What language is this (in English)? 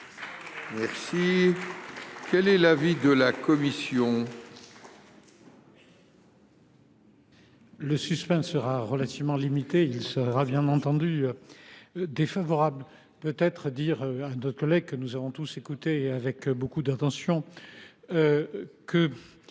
French